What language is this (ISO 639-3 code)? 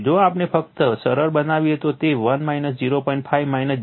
guj